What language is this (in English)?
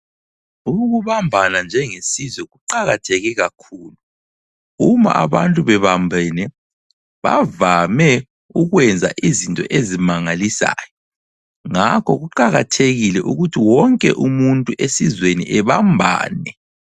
North Ndebele